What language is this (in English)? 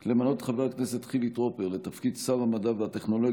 Hebrew